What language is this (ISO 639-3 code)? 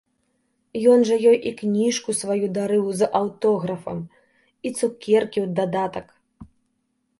bel